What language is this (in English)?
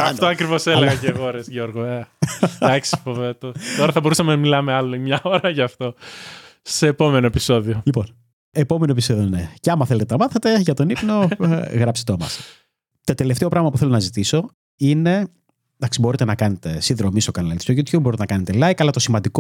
Greek